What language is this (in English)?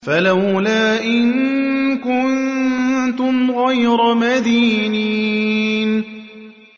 Arabic